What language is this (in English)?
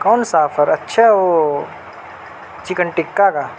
Urdu